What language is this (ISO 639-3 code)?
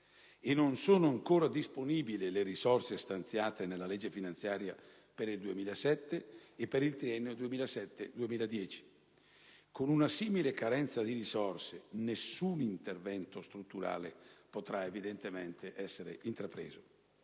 ita